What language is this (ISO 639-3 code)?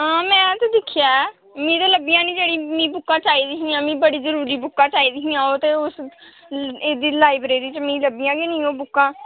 doi